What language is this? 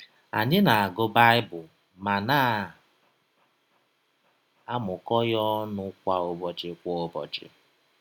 Igbo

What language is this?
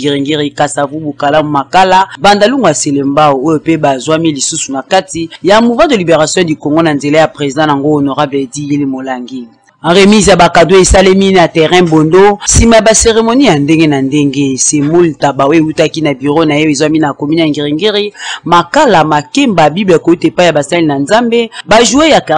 French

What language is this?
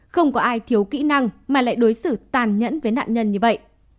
Vietnamese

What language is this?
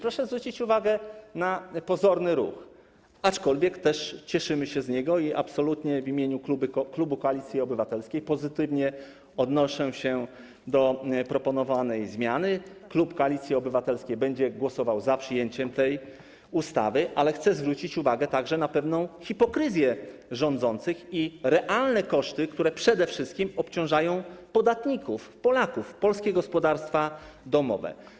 Polish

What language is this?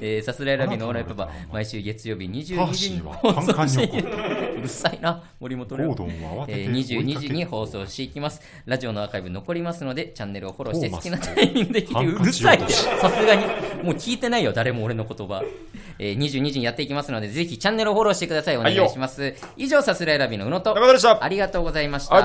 Japanese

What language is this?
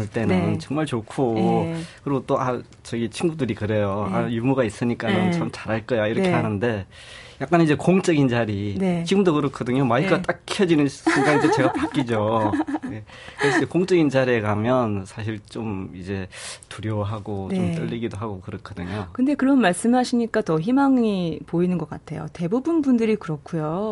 Korean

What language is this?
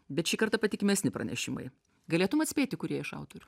Lithuanian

